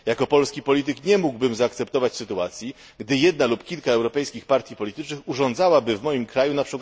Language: Polish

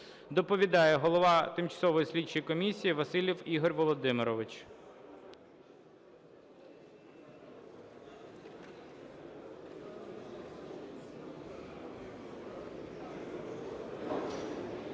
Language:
Ukrainian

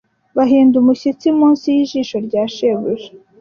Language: Kinyarwanda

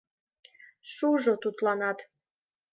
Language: Mari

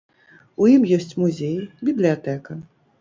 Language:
Belarusian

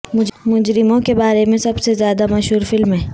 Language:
Urdu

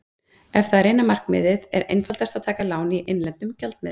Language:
Icelandic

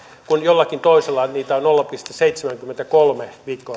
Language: Finnish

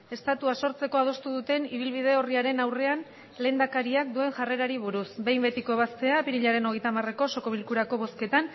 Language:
Basque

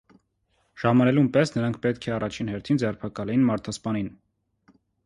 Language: Armenian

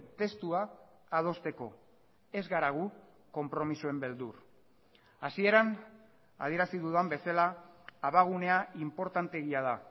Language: Basque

